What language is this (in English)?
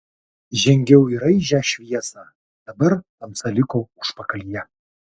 Lithuanian